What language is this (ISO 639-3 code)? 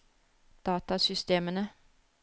nor